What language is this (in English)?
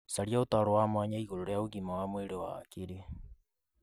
Kikuyu